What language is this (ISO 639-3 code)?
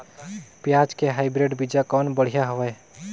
hne